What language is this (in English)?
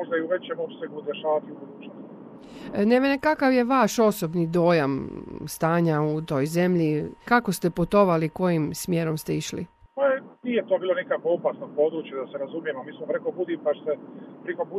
Croatian